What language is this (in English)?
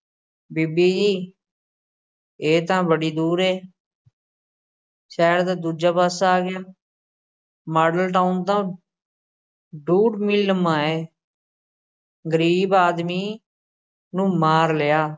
Punjabi